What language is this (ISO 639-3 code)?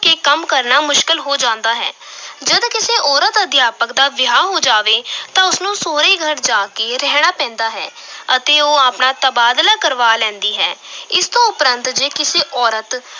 pan